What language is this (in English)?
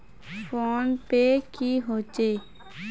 Magahi